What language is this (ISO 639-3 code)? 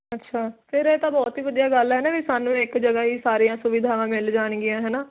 pan